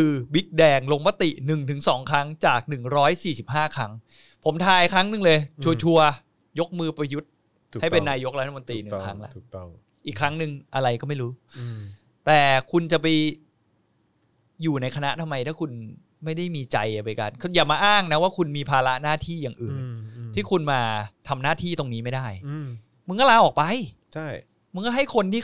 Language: Thai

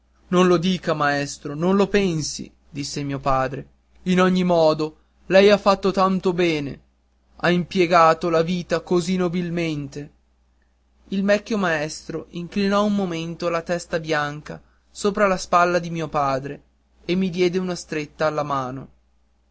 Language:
Italian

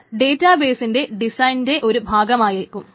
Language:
Malayalam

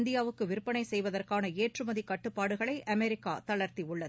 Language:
Tamil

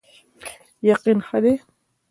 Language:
Pashto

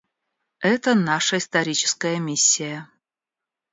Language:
Russian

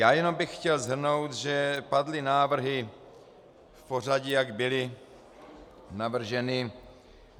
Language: Czech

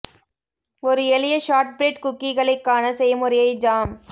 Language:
Tamil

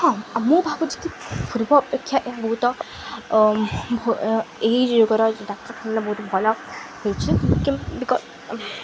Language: Odia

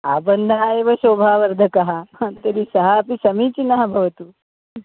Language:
Sanskrit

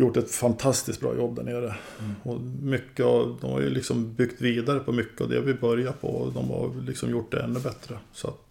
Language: Swedish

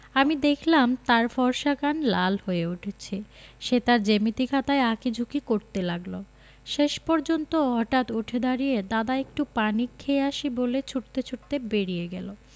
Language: Bangla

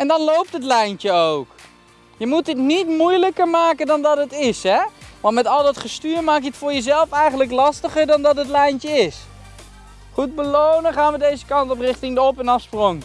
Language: Dutch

